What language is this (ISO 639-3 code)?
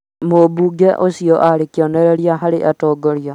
kik